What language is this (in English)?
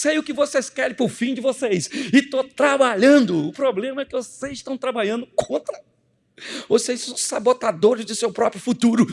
Portuguese